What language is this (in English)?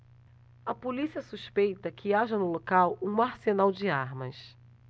Portuguese